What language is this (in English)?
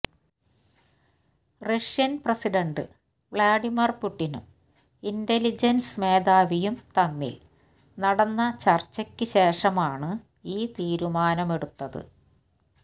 Malayalam